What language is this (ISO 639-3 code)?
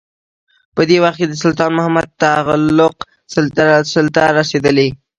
pus